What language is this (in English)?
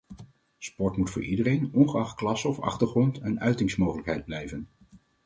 Dutch